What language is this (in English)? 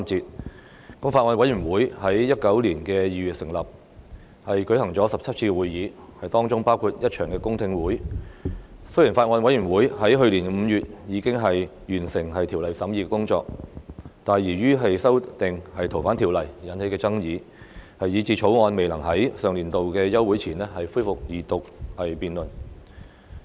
Cantonese